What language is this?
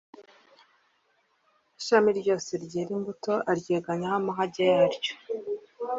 Kinyarwanda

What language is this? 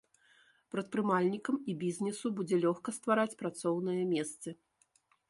Belarusian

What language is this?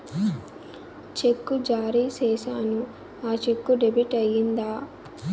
Telugu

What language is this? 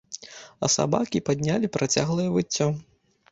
Belarusian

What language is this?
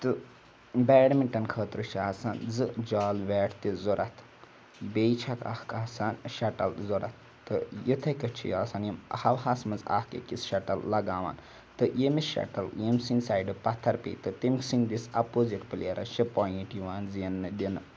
Kashmiri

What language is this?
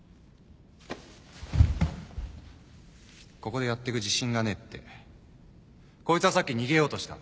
Japanese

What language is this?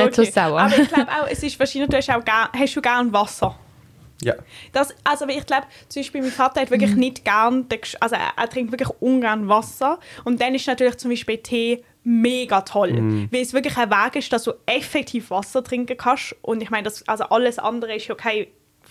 German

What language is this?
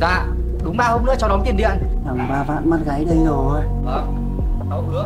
Vietnamese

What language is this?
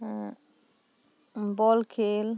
Santali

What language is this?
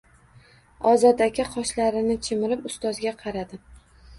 Uzbek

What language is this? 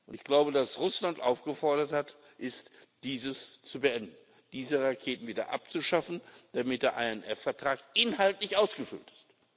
German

